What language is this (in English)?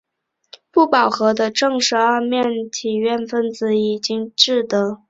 Chinese